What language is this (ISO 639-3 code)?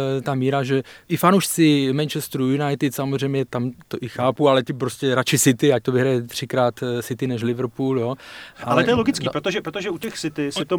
ces